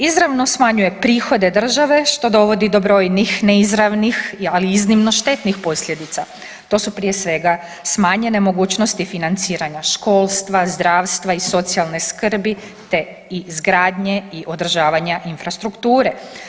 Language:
Croatian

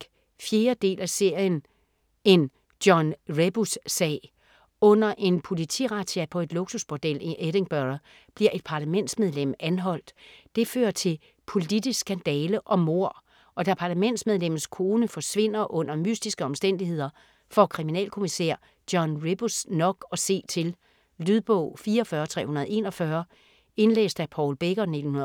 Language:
Danish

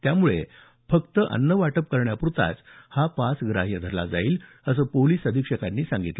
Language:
Marathi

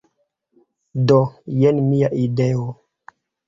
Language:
Esperanto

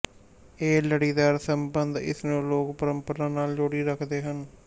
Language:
Punjabi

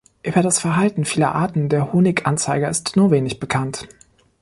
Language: German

